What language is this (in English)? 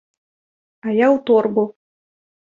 Belarusian